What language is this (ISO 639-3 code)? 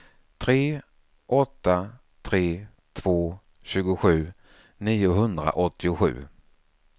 swe